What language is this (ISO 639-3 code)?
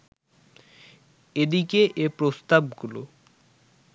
ben